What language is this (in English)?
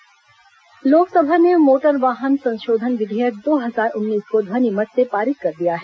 Hindi